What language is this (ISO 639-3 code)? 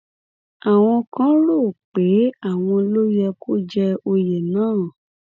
yor